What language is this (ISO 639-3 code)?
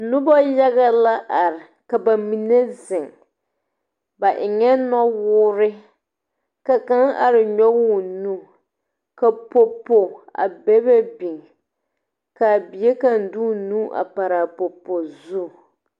dga